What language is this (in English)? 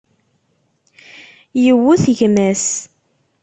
Kabyle